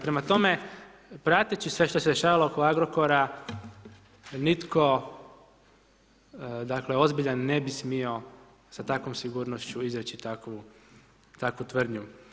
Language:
Croatian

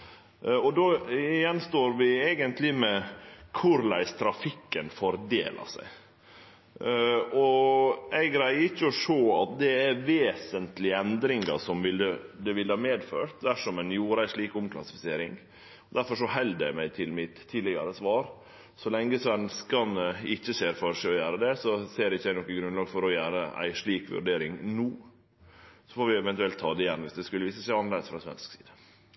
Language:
Norwegian Nynorsk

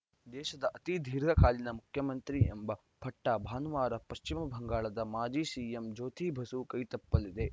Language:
Kannada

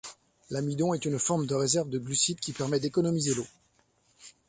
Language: French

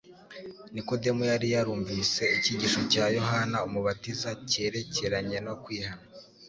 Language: Kinyarwanda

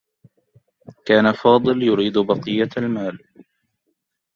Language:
Arabic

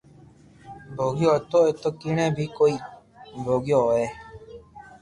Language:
Loarki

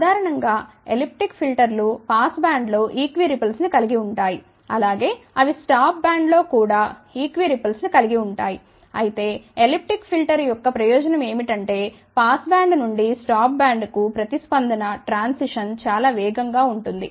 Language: Telugu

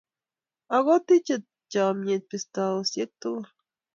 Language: Kalenjin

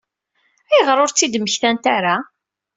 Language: Kabyle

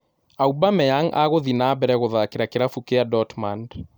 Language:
Kikuyu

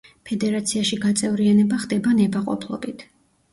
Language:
Georgian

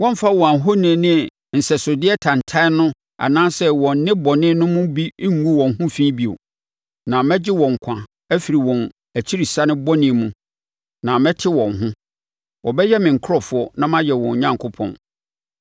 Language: Akan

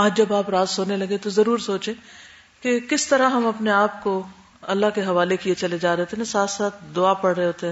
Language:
Urdu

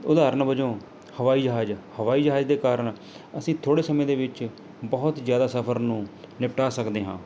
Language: Punjabi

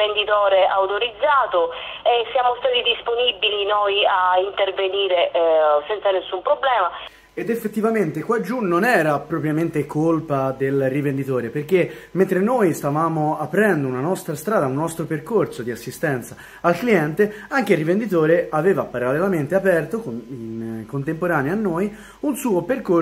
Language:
Italian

